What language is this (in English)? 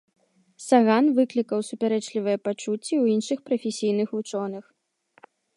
Belarusian